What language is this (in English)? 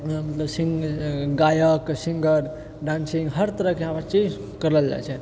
Maithili